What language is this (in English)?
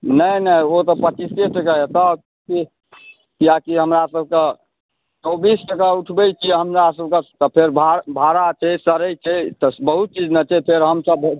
Maithili